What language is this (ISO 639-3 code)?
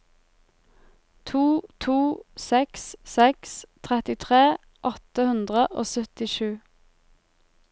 nor